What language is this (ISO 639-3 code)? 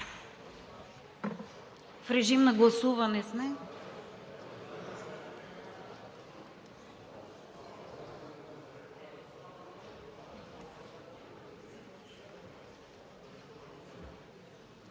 bul